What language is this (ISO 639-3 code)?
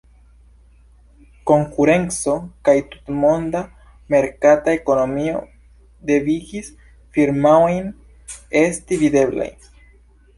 epo